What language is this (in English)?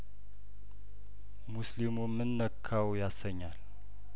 Amharic